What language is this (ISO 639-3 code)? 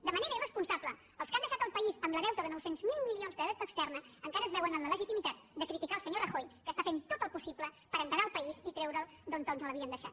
cat